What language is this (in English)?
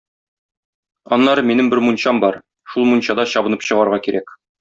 Tatar